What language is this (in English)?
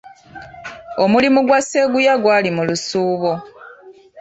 Ganda